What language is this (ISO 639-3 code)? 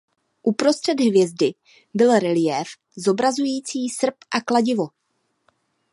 ces